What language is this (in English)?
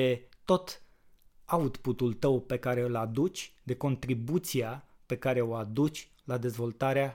Romanian